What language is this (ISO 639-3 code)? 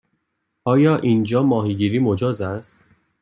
fas